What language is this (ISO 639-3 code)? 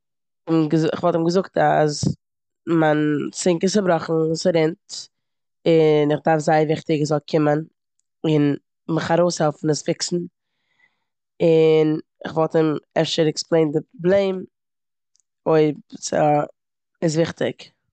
yid